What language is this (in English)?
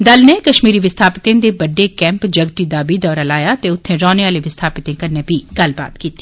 Dogri